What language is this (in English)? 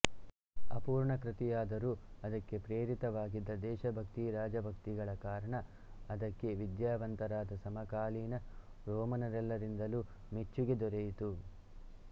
Kannada